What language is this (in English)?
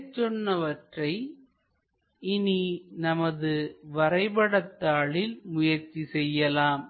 Tamil